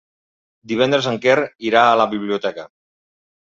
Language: Catalan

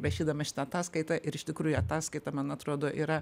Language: Lithuanian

